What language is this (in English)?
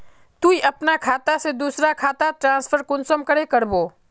Magahi